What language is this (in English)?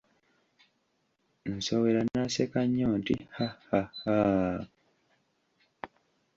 Ganda